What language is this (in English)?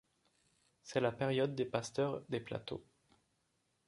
French